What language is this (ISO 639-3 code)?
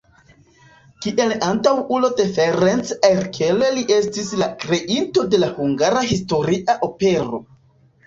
epo